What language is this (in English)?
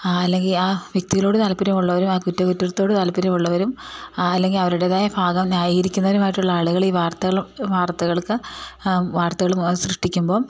Malayalam